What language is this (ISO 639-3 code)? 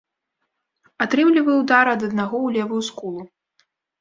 bel